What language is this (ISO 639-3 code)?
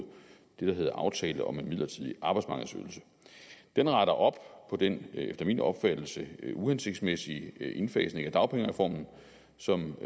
dan